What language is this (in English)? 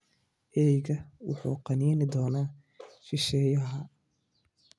Somali